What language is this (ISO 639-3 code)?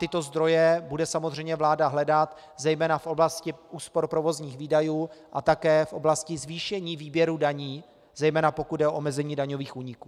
ces